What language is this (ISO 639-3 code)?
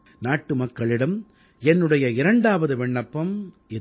tam